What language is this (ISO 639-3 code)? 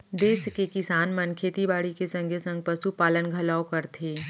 hne